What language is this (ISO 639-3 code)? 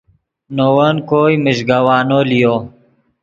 ydg